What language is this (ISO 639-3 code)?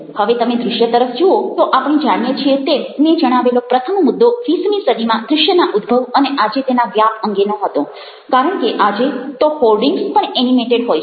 guj